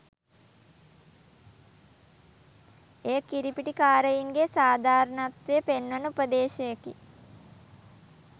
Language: Sinhala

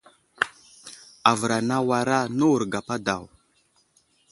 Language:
Wuzlam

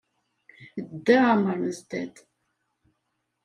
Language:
Kabyle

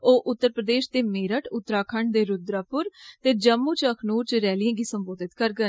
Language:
Dogri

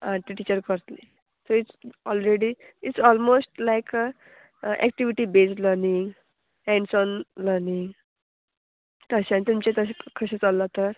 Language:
Konkani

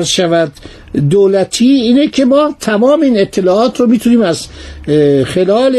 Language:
Persian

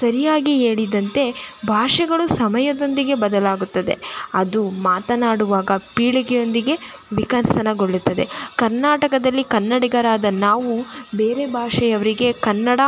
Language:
Kannada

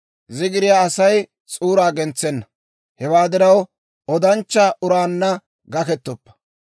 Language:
Dawro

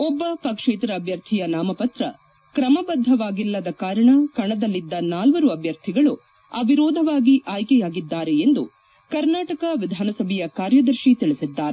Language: Kannada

